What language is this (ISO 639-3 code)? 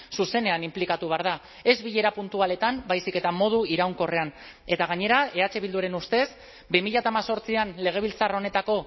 eus